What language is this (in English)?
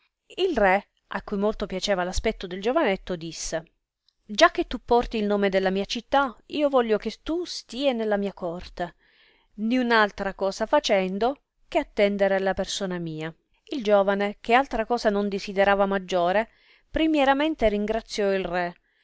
Italian